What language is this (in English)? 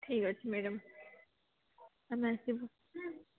Odia